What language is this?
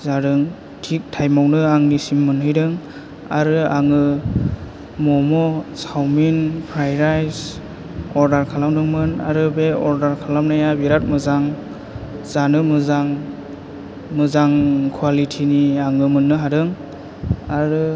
Bodo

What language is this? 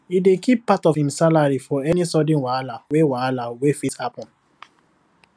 Nigerian Pidgin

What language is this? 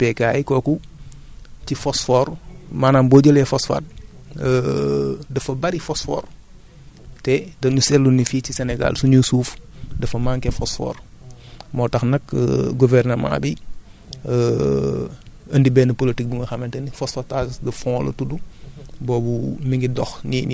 Wolof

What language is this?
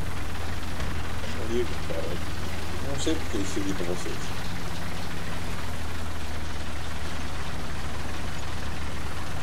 Portuguese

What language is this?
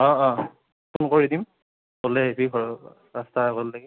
Assamese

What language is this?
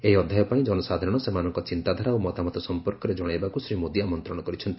Odia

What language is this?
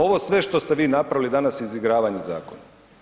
Croatian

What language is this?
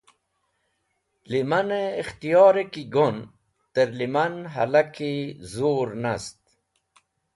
Wakhi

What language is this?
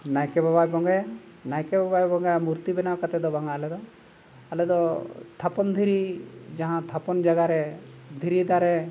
Santali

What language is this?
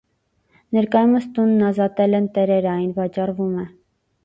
Armenian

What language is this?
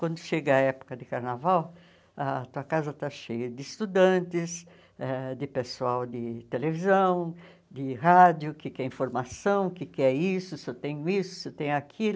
Portuguese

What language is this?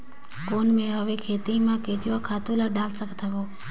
Chhattisgarhi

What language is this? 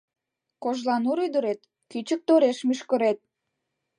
Mari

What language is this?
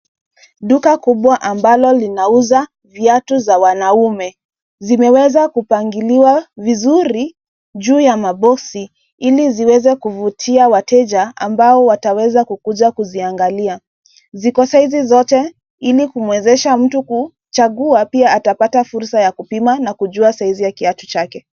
Swahili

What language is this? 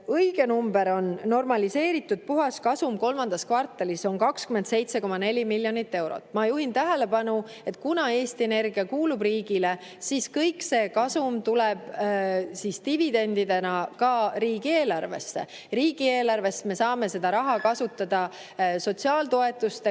Estonian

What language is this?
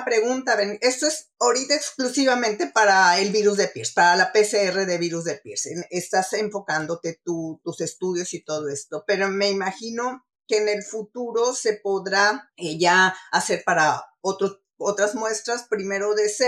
Spanish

